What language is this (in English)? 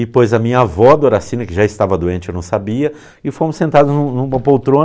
Portuguese